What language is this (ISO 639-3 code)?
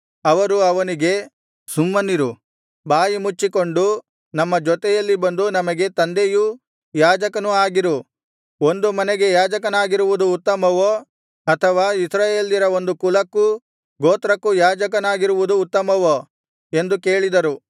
kan